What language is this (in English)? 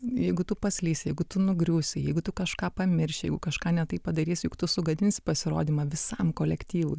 Lithuanian